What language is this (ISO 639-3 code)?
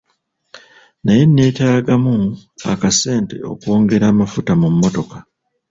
lug